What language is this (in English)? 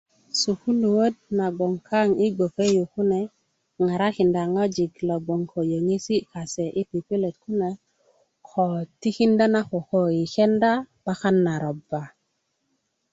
Kuku